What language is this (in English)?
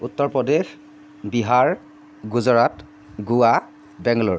Assamese